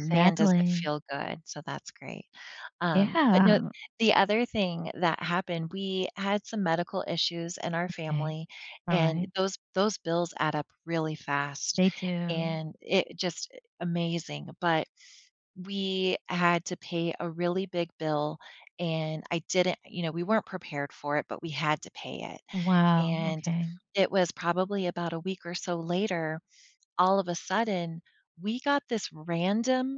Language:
English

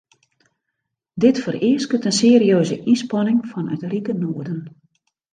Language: Western Frisian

